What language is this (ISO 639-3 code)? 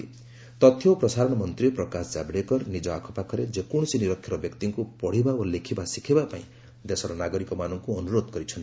ori